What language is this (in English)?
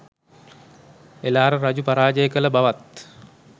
Sinhala